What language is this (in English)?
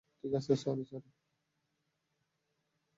Bangla